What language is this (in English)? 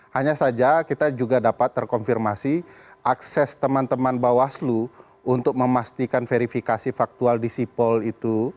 Indonesian